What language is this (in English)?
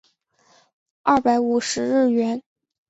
Chinese